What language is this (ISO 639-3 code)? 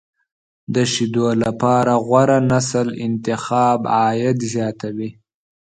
pus